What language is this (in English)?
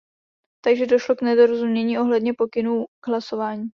Czech